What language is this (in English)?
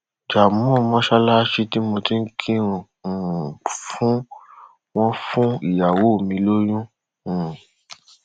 Yoruba